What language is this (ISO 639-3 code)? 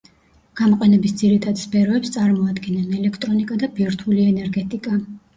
kat